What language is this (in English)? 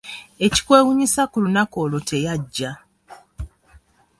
Ganda